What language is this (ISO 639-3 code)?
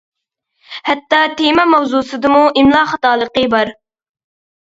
uig